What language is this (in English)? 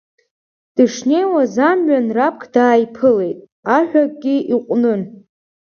Abkhazian